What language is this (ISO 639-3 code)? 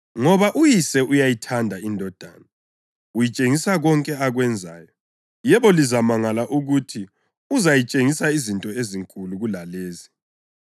nde